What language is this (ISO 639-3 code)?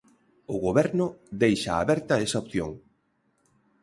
glg